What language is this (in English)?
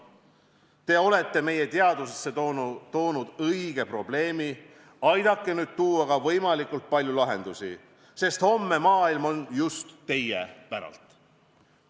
Estonian